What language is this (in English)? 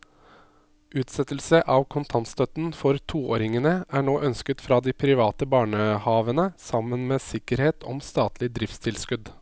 Norwegian